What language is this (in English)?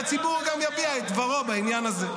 Hebrew